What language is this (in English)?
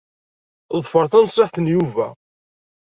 Kabyle